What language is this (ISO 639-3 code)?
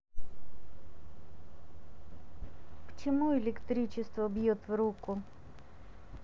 rus